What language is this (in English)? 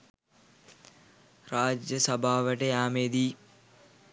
Sinhala